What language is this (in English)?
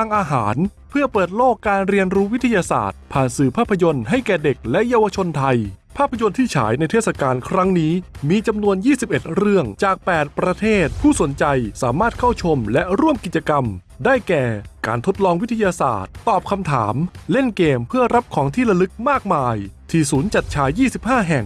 Thai